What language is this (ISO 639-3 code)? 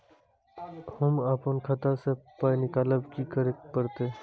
mai